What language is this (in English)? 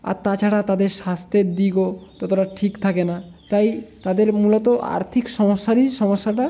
Bangla